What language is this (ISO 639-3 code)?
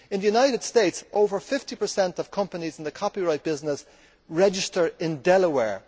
eng